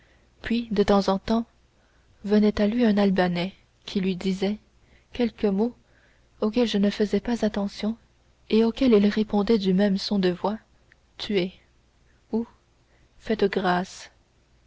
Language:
French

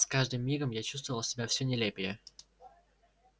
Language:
Russian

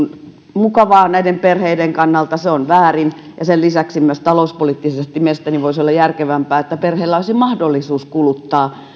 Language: Finnish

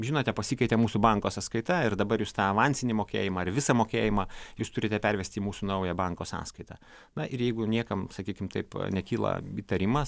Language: Lithuanian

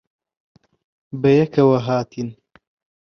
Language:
Central Kurdish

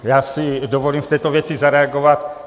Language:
Czech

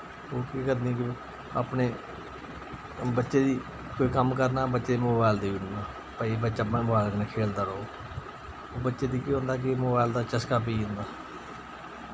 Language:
Dogri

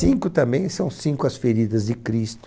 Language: Portuguese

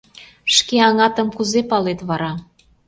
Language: Mari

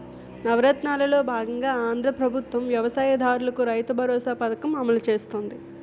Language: Telugu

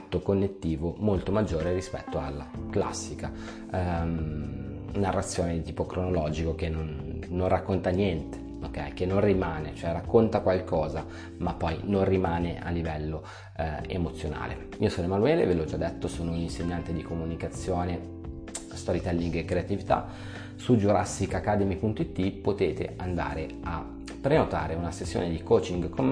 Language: Italian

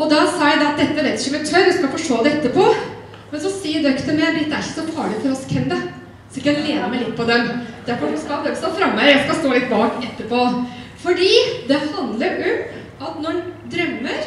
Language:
Norwegian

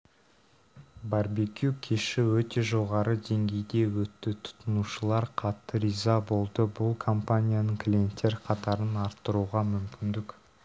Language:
Kazakh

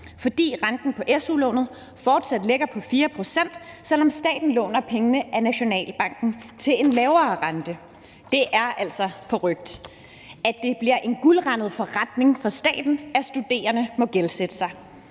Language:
Danish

